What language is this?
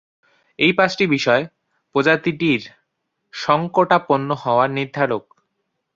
Bangla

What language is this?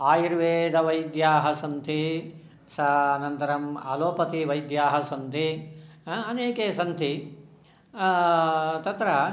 Sanskrit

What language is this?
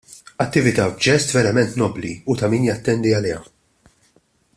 Maltese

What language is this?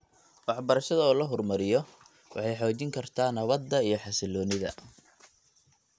Somali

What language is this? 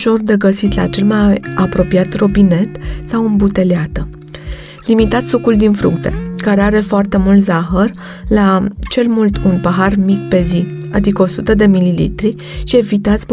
Romanian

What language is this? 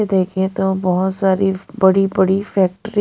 Hindi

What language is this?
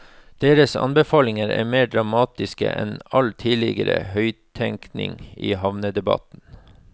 Norwegian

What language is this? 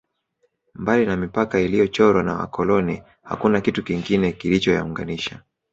Swahili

